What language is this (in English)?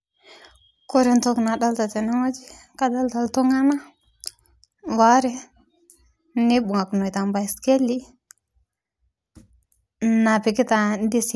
Masai